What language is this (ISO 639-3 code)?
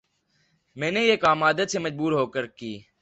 urd